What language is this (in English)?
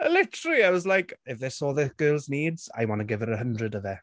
Welsh